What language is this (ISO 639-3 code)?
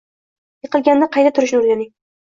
uzb